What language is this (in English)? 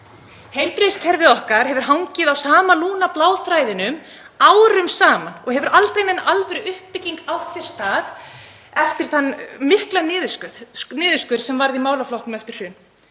Icelandic